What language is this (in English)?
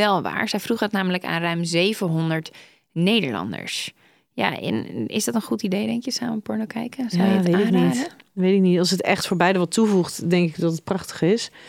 Dutch